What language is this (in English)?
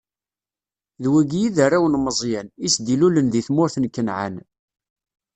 Kabyle